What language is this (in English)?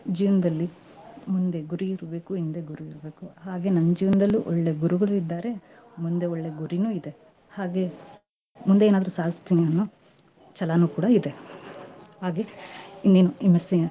Kannada